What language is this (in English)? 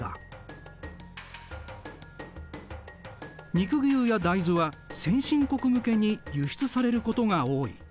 Japanese